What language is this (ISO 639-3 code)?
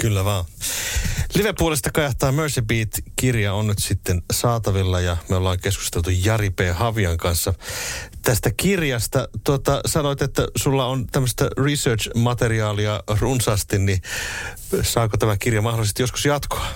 fin